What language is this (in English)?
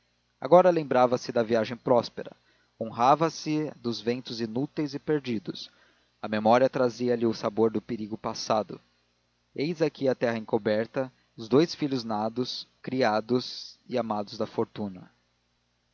Portuguese